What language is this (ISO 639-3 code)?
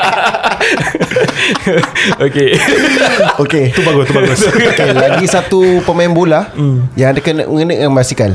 msa